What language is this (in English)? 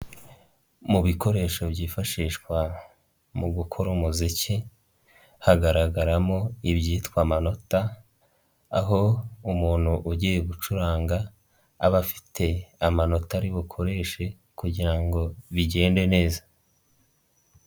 Kinyarwanda